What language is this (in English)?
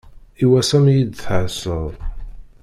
Kabyle